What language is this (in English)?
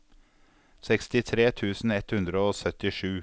Norwegian